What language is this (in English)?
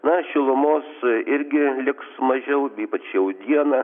Lithuanian